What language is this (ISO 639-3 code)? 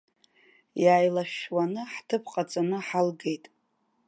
abk